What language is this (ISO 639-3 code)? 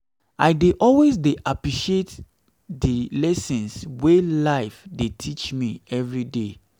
pcm